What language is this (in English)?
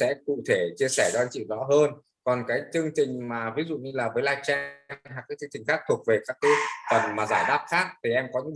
Vietnamese